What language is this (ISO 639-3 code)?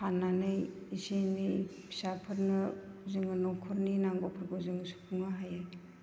brx